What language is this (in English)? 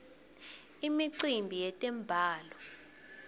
Swati